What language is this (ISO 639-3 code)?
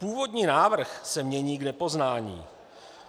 ces